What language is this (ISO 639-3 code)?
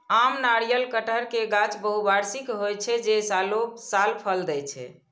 mai